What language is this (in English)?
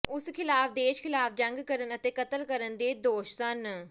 Punjabi